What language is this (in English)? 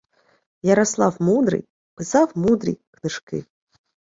Ukrainian